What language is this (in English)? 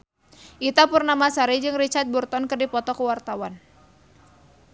Sundanese